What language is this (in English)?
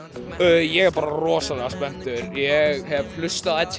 Icelandic